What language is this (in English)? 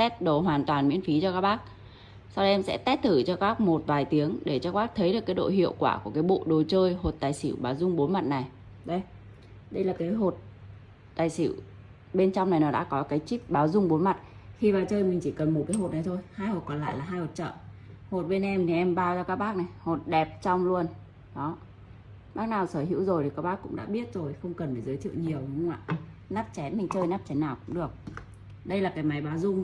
Vietnamese